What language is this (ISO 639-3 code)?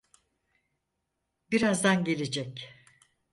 tur